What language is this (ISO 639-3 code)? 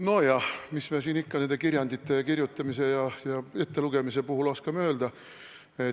est